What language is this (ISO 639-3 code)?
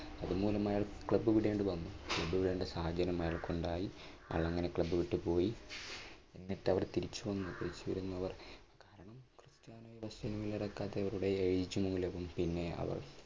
mal